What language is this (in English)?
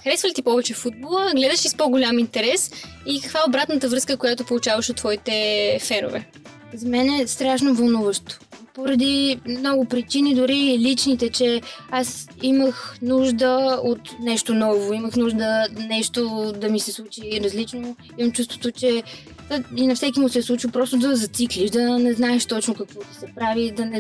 Bulgarian